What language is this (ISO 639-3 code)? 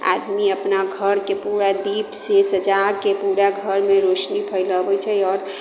mai